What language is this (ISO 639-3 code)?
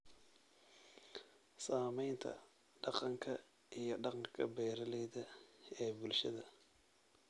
som